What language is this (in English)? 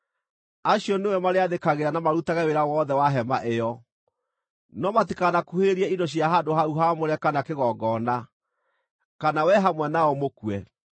Kikuyu